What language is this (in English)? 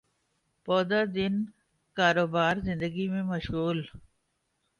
Urdu